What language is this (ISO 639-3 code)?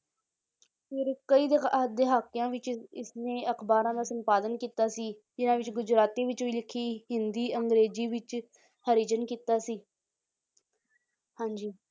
pan